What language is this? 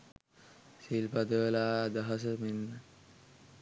Sinhala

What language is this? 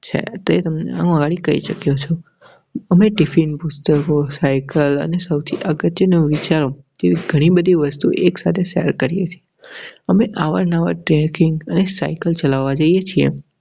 Gujarati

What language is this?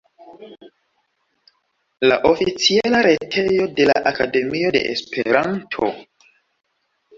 Esperanto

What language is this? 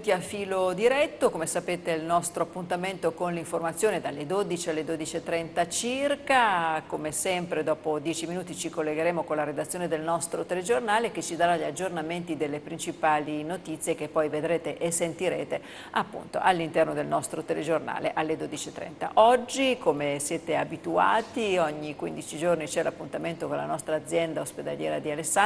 Italian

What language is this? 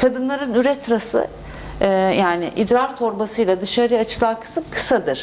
Turkish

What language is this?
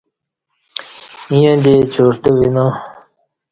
Kati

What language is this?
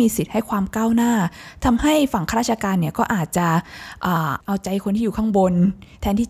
Thai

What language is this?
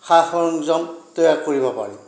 Assamese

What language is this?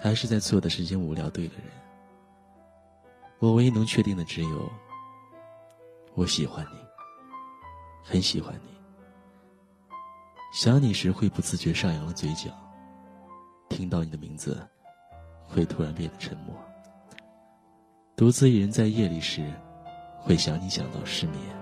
Chinese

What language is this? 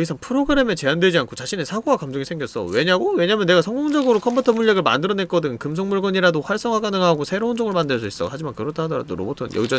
Korean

